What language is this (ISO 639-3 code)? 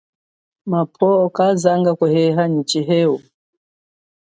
cjk